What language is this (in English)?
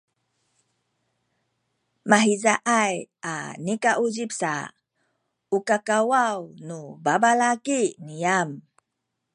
Sakizaya